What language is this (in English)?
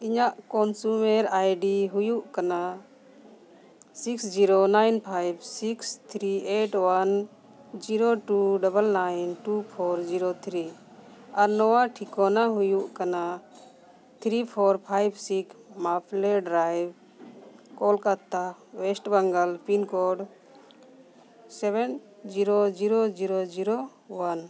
Santali